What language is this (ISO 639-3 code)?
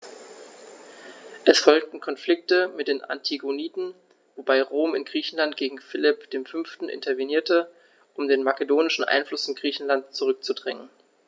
deu